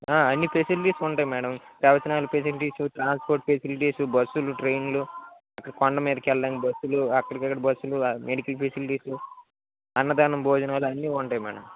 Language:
Telugu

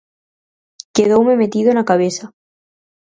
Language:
Galician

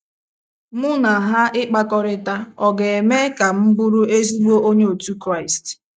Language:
Igbo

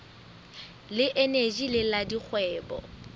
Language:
Southern Sotho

